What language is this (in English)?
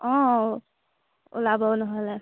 Assamese